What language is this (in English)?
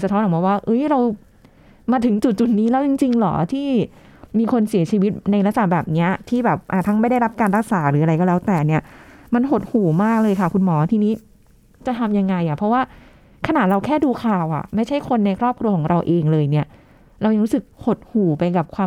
Thai